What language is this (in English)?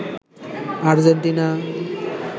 Bangla